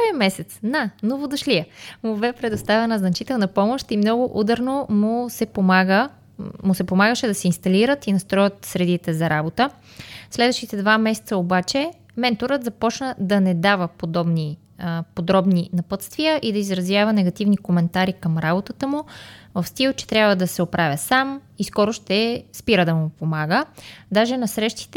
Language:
Bulgarian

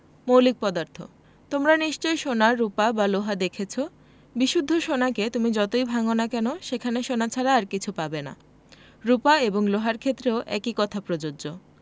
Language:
Bangla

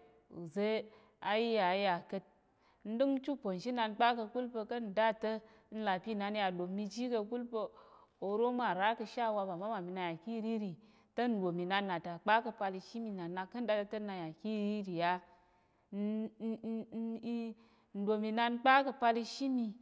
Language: Tarok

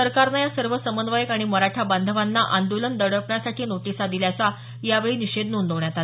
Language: Marathi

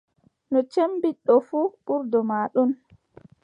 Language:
Adamawa Fulfulde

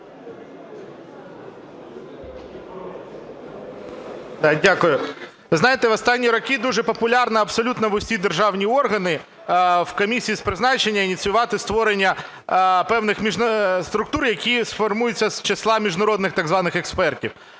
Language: Ukrainian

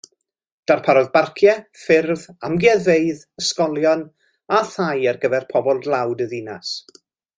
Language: Welsh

